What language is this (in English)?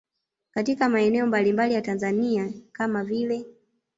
Swahili